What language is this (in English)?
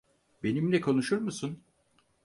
Turkish